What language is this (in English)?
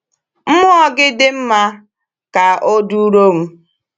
Igbo